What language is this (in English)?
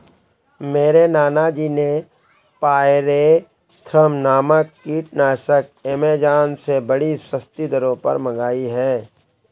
Hindi